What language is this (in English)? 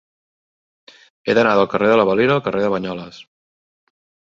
Catalan